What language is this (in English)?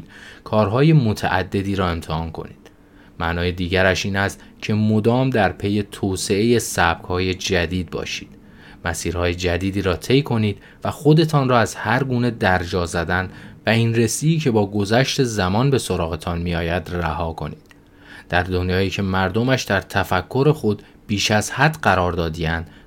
Persian